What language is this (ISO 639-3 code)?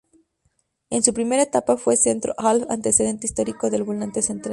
spa